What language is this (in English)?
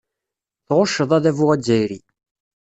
Kabyle